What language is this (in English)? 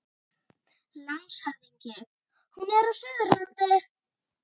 Icelandic